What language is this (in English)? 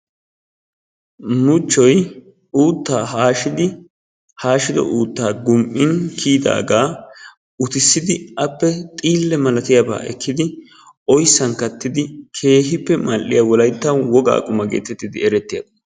Wolaytta